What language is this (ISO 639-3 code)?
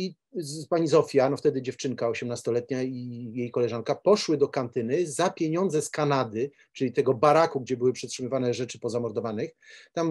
pol